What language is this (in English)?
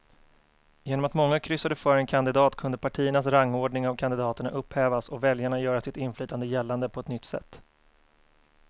Swedish